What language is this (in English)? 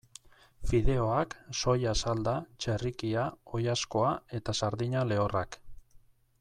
Basque